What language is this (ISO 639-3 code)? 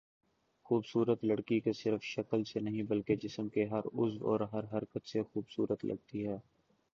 urd